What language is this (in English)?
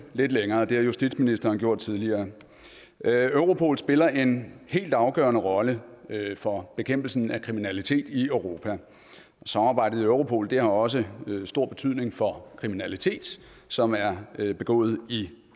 Danish